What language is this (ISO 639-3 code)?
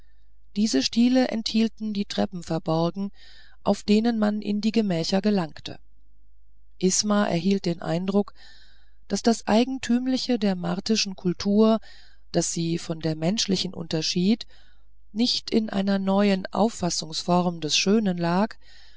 deu